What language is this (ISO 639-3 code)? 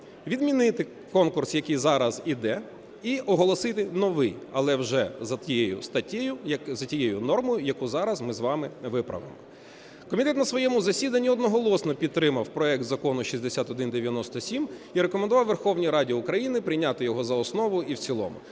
ukr